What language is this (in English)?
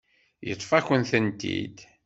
Kabyle